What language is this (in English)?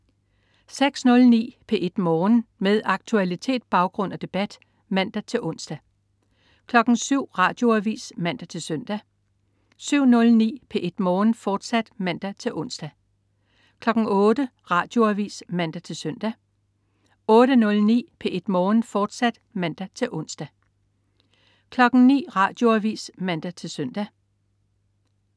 Danish